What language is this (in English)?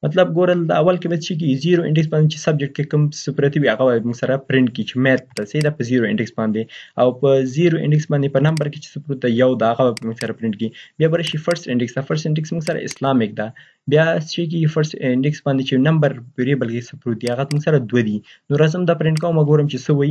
Persian